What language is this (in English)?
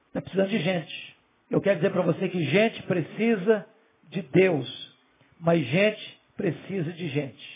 Portuguese